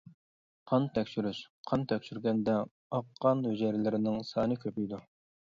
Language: Uyghur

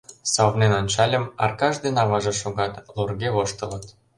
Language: Mari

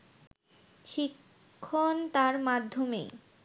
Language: Bangla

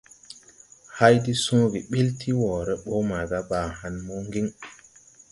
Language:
Tupuri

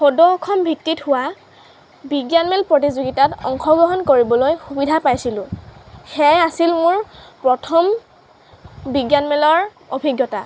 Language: Assamese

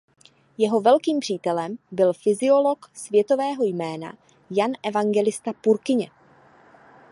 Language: Czech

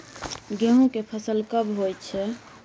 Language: Maithili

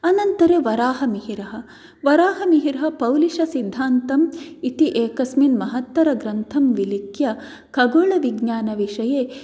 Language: Sanskrit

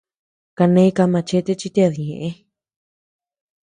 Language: Tepeuxila Cuicatec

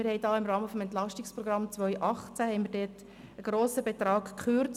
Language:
Swiss German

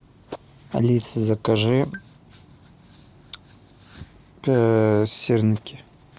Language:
Russian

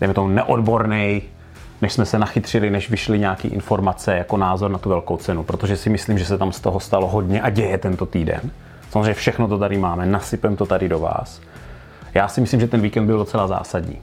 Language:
Czech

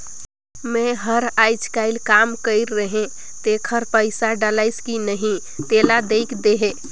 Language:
Chhattisgarhi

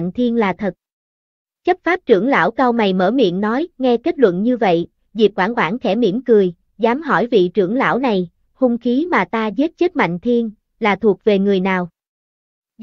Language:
Vietnamese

